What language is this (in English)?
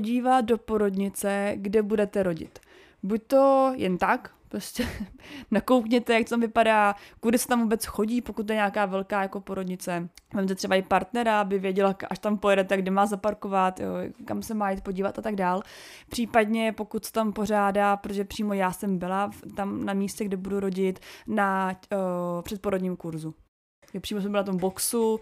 Czech